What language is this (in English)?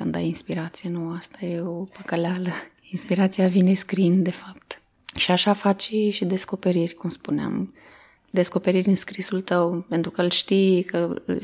Romanian